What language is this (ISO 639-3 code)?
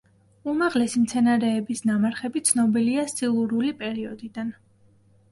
kat